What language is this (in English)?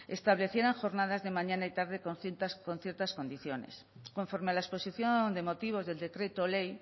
Spanish